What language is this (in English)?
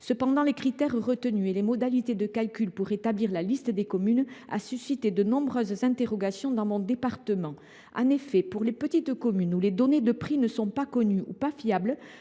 French